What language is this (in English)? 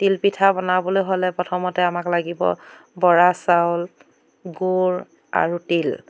Assamese